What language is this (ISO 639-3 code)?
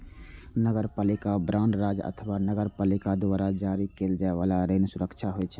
mai